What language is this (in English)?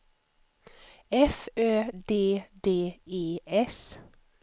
Swedish